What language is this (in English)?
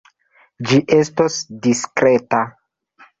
Esperanto